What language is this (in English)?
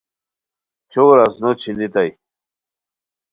Khowar